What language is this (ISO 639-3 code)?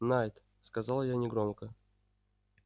rus